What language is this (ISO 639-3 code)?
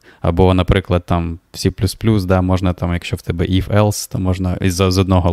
ukr